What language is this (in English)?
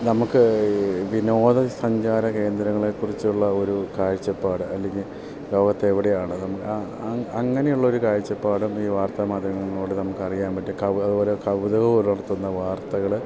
Malayalam